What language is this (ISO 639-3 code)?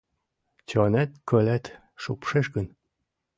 chm